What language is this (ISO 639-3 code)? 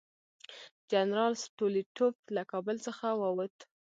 pus